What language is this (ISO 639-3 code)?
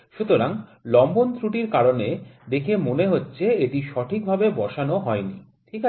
ben